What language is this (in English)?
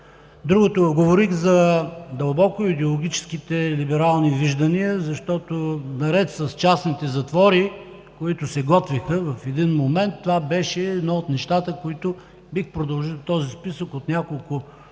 Bulgarian